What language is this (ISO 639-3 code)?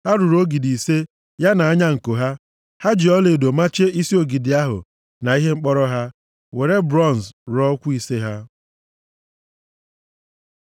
ibo